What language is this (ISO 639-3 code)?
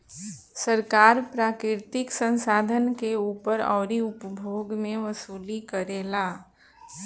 bho